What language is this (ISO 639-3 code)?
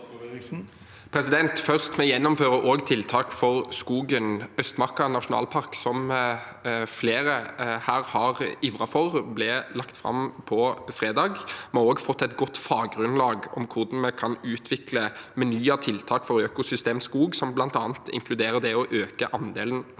nor